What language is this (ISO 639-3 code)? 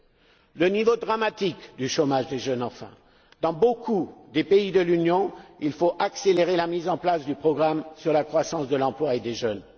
fra